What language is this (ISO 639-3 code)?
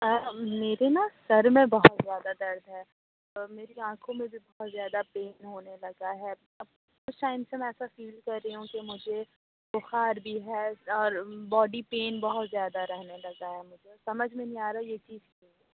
urd